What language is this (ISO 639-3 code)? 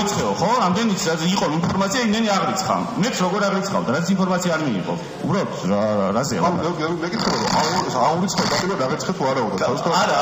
fas